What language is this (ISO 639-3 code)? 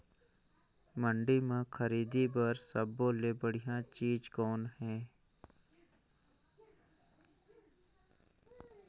hne